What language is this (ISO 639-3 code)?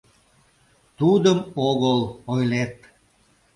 chm